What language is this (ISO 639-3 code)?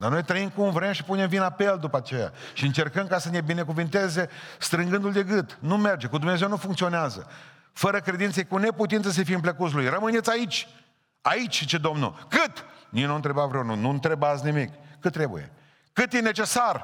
ron